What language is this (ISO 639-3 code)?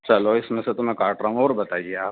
urd